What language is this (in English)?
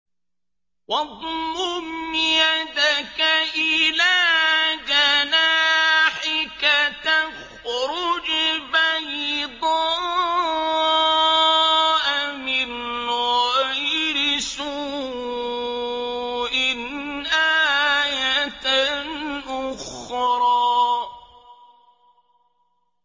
Arabic